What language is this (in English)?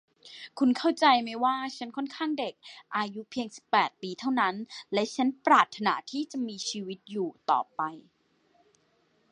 Thai